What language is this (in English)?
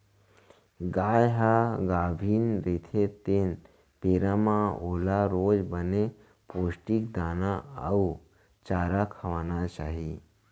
Chhattisgarhi